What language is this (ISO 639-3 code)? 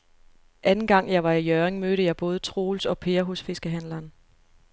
dan